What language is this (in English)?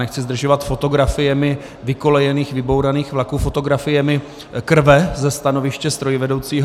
Czech